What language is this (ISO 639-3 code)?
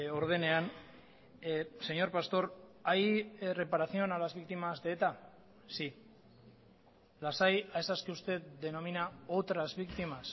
spa